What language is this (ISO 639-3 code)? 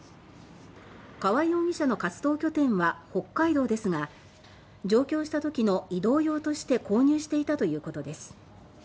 jpn